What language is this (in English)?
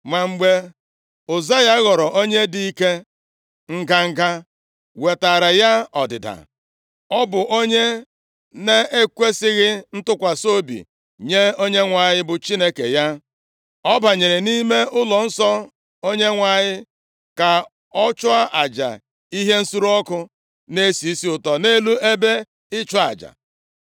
Igbo